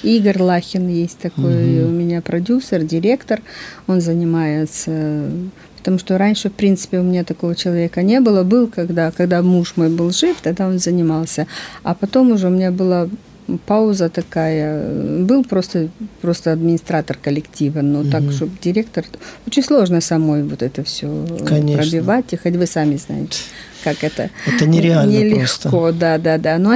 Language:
Russian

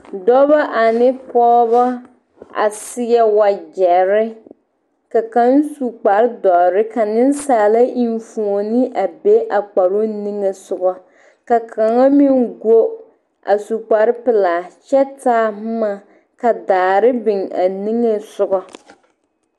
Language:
Southern Dagaare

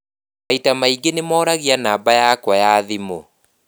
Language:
Kikuyu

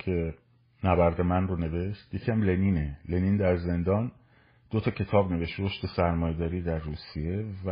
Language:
Persian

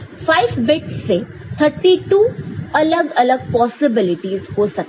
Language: Hindi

